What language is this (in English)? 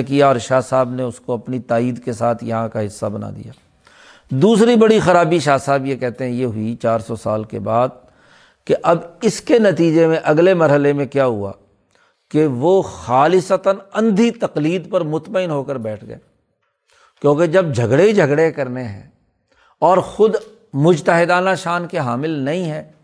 Urdu